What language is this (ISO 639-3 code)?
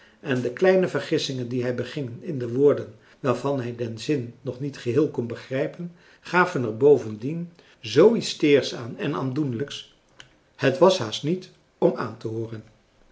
nld